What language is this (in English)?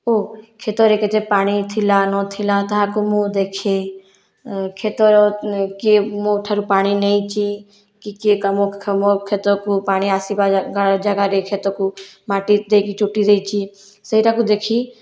Odia